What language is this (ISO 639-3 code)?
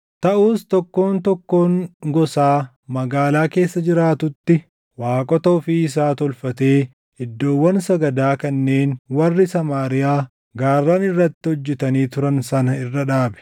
orm